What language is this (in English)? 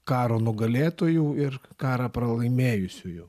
Lithuanian